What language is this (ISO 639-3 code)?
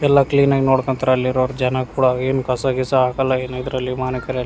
kan